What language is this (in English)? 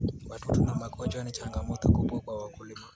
Kalenjin